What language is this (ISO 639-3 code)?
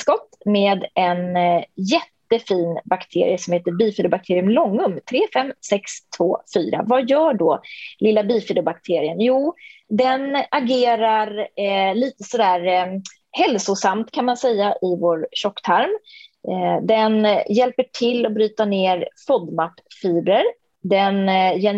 swe